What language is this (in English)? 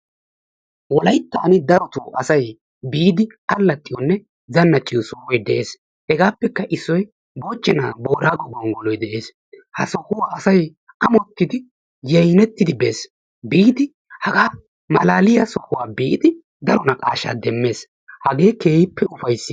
Wolaytta